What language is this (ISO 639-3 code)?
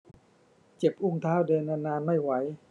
tha